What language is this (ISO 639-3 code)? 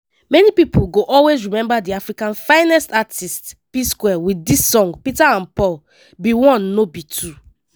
pcm